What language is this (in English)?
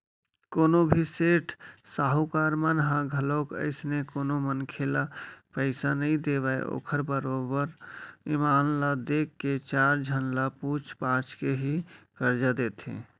Chhattisgarhi